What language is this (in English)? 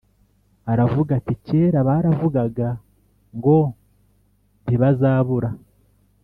Kinyarwanda